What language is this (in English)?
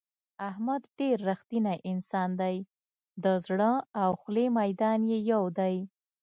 Pashto